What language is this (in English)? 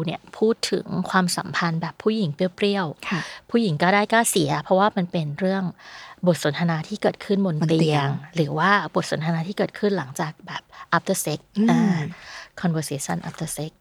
Thai